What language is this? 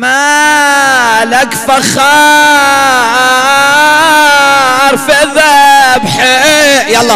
Arabic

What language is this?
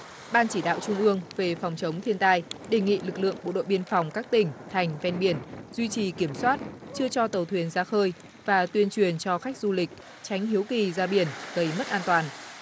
Vietnamese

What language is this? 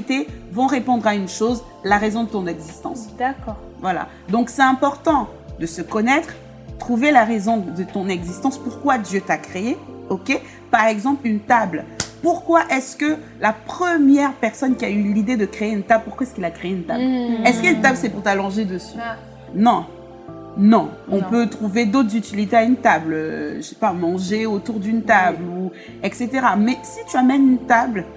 French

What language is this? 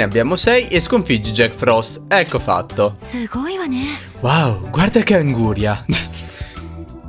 Italian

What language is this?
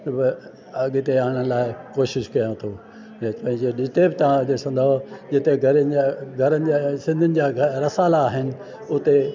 Sindhi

